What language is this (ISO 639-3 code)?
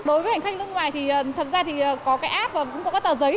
vie